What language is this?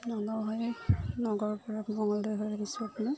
Assamese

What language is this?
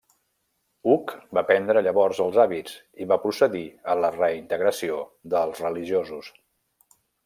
Catalan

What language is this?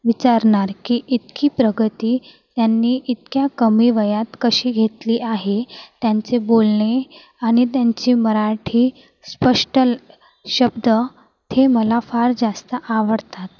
Marathi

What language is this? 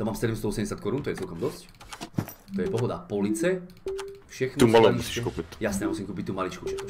Czech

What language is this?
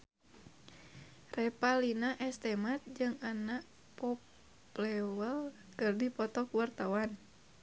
Sundanese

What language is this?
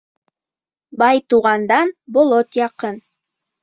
Bashkir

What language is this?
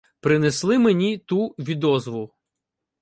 Ukrainian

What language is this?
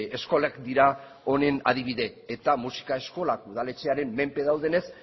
Basque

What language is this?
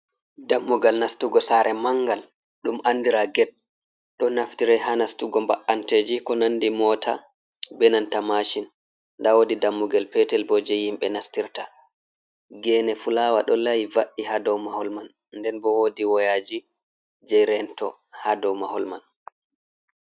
Fula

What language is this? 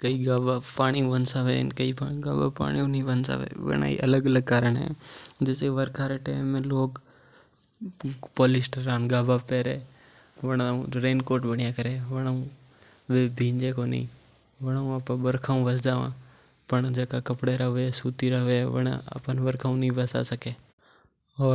Mewari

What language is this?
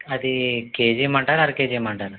Telugu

